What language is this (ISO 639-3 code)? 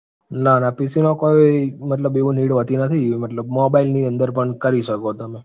guj